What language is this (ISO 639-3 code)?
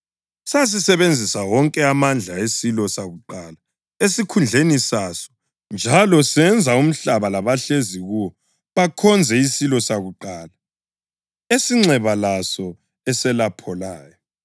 nde